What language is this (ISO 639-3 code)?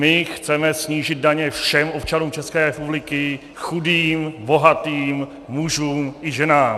ces